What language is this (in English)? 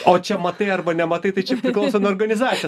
Lithuanian